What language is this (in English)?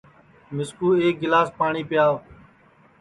Sansi